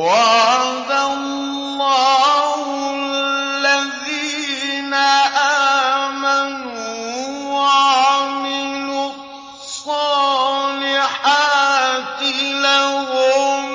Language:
Arabic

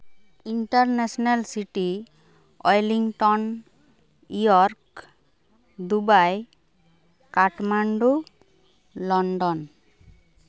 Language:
Santali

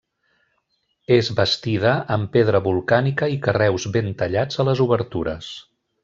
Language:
Catalan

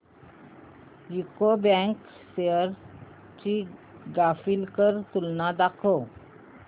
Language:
Marathi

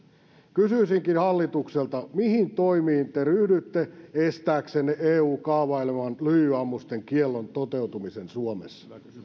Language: Finnish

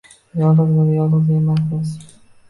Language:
Uzbek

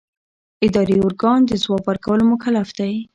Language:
Pashto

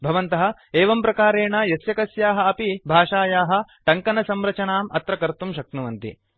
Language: Sanskrit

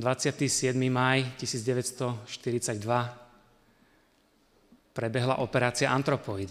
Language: Slovak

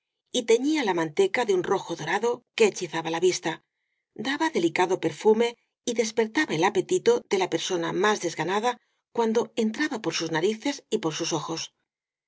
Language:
Spanish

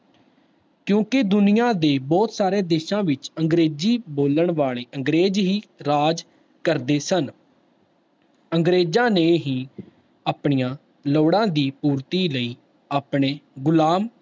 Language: Punjabi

